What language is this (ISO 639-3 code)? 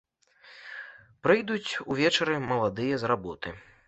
bel